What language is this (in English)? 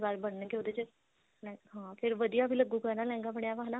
Punjabi